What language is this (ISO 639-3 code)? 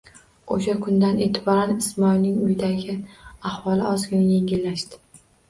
uzb